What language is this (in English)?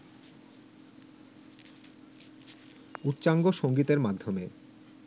Bangla